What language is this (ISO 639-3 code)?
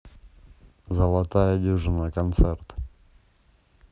rus